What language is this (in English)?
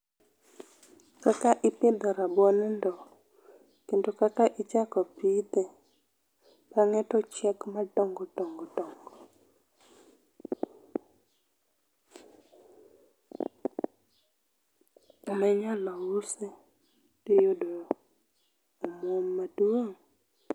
Luo (Kenya and Tanzania)